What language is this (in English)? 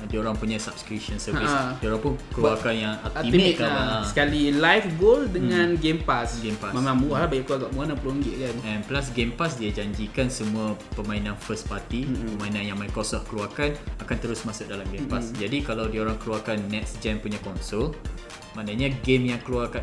Malay